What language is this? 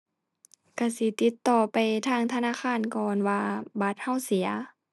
Thai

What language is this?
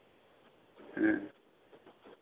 Santali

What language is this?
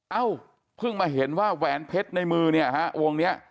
Thai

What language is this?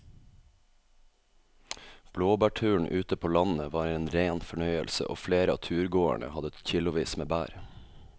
Norwegian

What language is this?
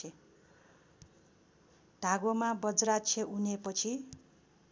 Nepali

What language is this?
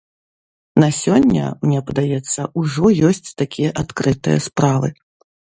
Belarusian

